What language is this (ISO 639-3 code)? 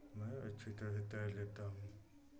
hin